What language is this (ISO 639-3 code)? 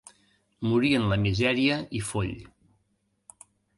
cat